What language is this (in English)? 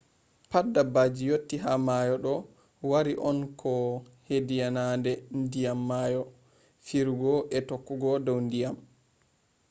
Fula